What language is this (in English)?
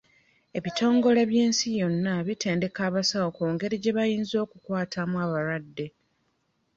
Ganda